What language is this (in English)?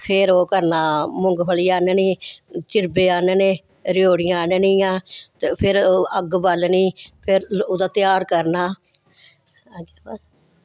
Dogri